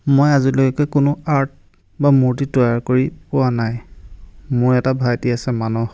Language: Assamese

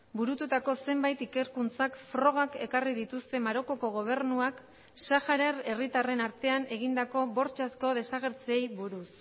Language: Basque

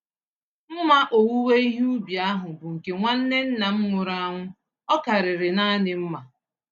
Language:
Igbo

